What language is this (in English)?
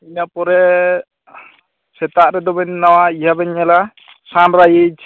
Santali